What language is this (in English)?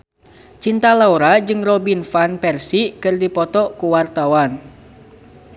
Sundanese